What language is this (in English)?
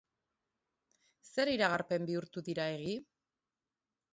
Basque